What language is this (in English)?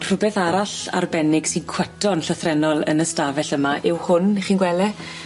Welsh